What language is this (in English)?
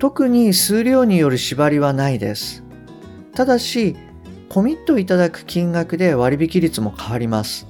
Japanese